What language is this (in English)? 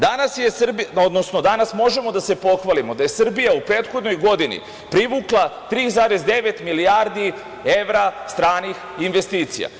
Serbian